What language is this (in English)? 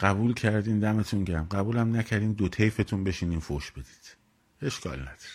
Persian